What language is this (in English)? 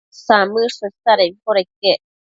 Matsés